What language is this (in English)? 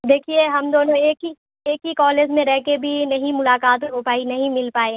Urdu